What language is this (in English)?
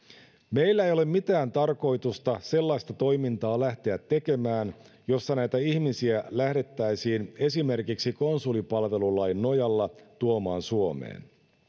Finnish